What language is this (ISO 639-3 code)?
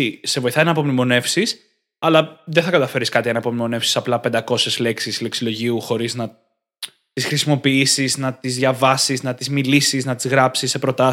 ell